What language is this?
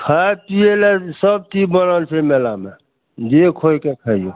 Maithili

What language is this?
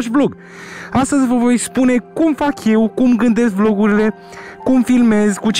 Romanian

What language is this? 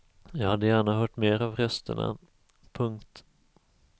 Swedish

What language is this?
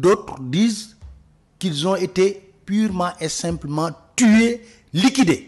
French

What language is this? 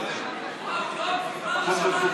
Hebrew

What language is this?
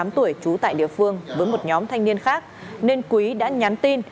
Vietnamese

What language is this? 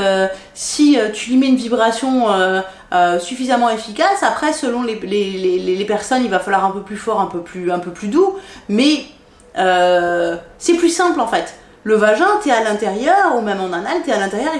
French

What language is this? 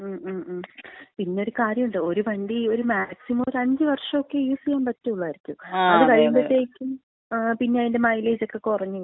Malayalam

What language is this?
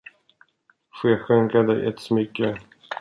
Swedish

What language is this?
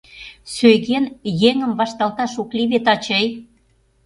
Mari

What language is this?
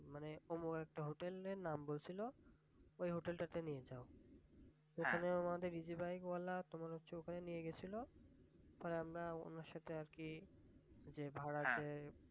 Bangla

